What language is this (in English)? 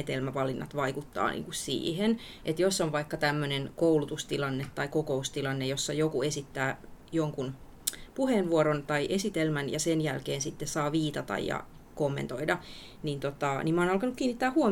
Finnish